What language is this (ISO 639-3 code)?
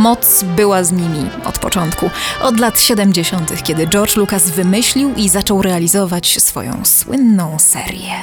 pol